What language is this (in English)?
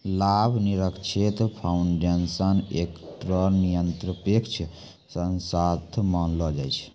Maithili